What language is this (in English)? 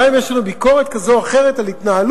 Hebrew